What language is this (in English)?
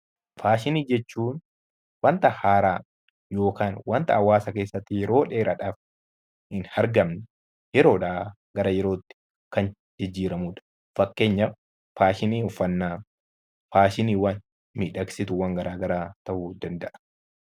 Oromo